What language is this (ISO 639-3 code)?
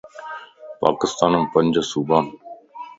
lss